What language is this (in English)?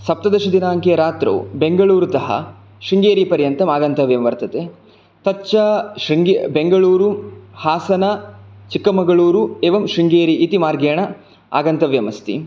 Sanskrit